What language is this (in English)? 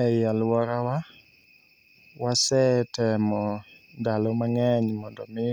Luo (Kenya and Tanzania)